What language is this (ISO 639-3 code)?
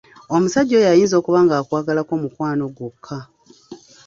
lug